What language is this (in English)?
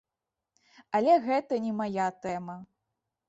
Belarusian